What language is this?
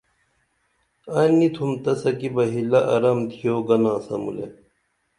Dameli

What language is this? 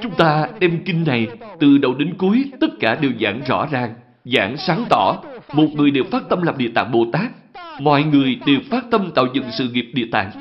Vietnamese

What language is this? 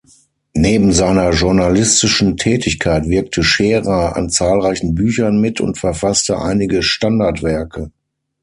German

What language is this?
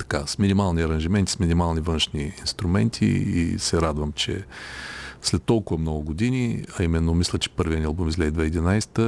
Bulgarian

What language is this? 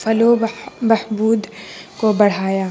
Urdu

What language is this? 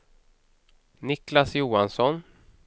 Swedish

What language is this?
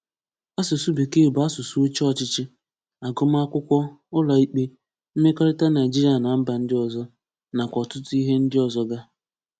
Igbo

